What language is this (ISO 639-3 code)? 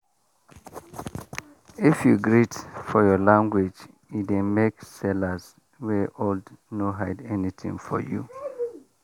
pcm